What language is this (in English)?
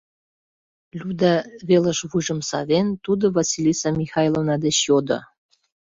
Mari